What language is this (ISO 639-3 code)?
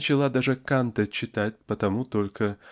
rus